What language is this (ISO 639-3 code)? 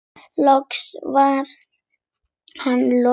isl